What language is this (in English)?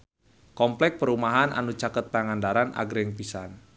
Sundanese